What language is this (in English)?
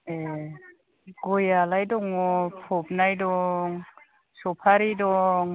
Bodo